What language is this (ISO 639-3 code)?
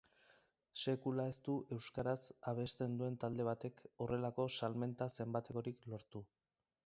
eus